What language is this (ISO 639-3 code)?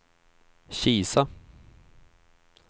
swe